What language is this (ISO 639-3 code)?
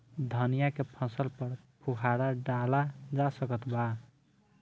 bho